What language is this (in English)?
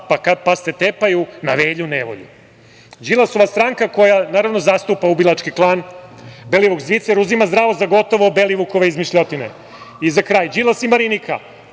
Serbian